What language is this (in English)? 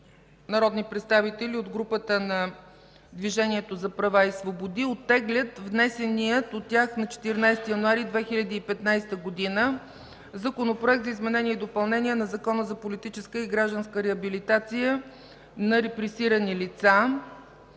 Bulgarian